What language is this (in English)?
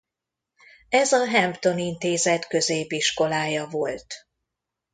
Hungarian